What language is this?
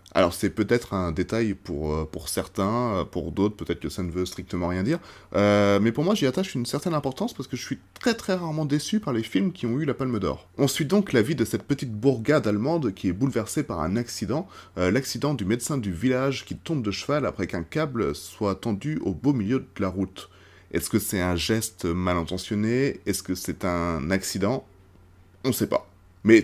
French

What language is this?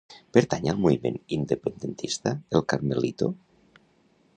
Catalan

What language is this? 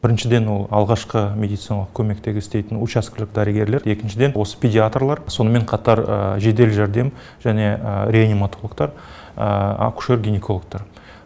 Kazakh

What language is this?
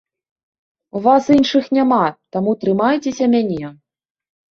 Belarusian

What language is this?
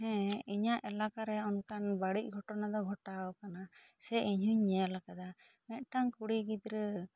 Santali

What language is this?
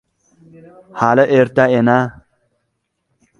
Uzbek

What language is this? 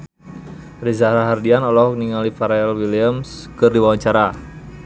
Sundanese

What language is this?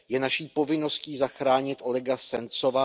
Czech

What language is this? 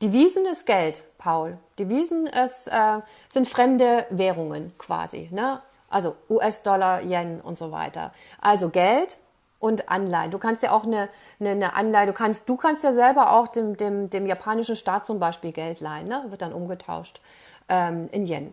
German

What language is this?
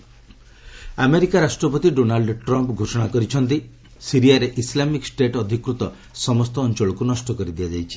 Odia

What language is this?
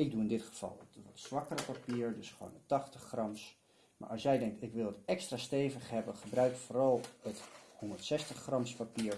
Dutch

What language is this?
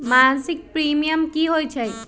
Magahi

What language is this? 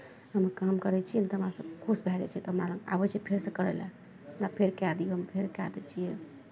Maithili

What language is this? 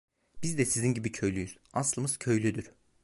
Turkish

